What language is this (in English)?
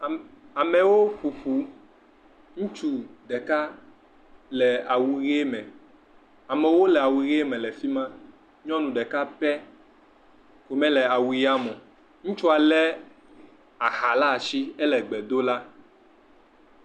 Ewe